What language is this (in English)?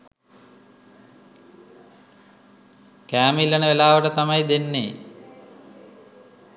Sinhala